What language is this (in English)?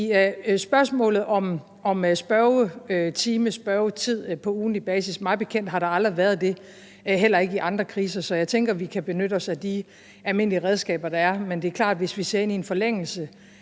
Danish